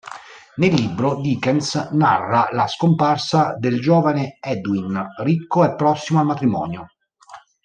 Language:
Italian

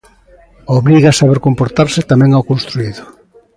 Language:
Galician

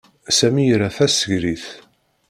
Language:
Kabyle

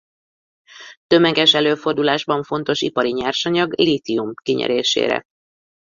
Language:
Hungarian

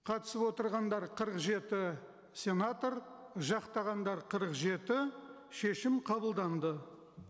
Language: Kazakh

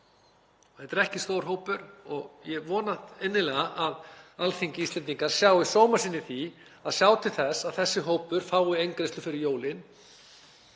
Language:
Icelandic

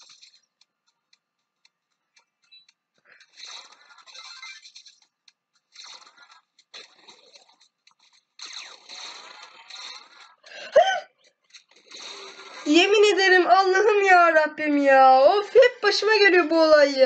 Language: Turkish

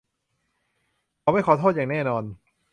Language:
Thai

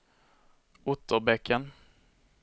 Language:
Swedish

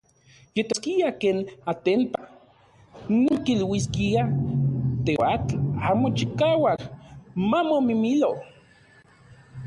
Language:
Central Puebla Nahuatl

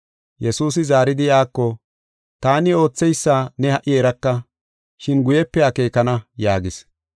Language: Gofa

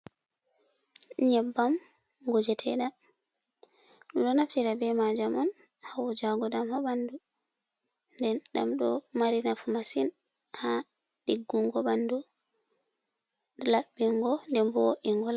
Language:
Fula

